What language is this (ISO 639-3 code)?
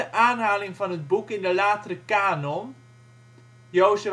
nld